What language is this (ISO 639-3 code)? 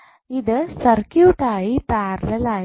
mal